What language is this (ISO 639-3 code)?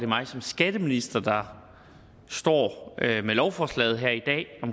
dan